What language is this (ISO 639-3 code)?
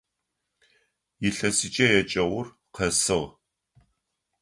ady